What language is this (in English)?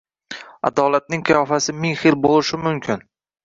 Uzbek